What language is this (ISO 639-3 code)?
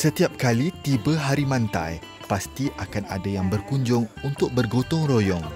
msa